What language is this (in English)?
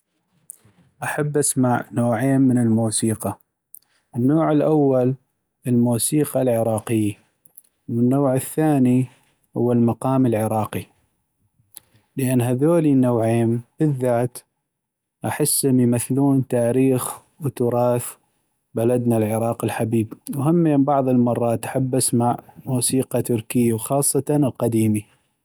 North Mesopotamian Arabic